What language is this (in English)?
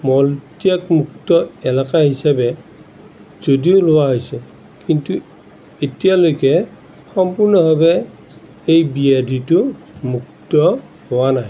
Assamese